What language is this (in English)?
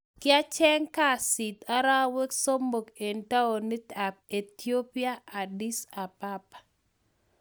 Kalenjin